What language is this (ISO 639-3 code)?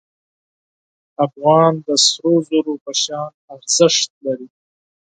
pus